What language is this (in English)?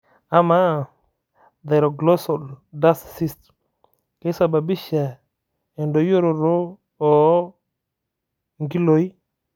Masai